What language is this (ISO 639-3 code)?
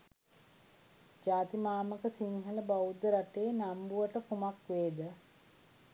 sin